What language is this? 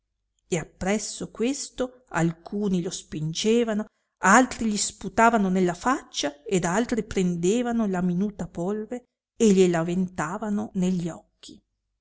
Italian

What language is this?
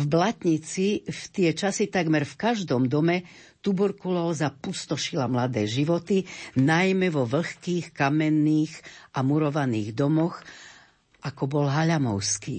Slovak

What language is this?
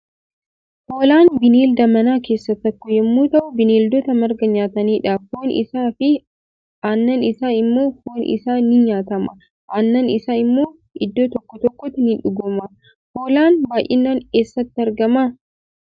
Oromo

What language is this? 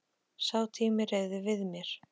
Icelandic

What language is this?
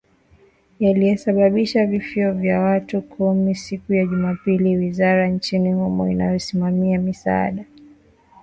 Swahili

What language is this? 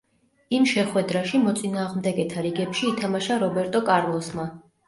Georgian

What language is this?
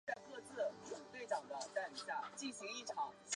Chinese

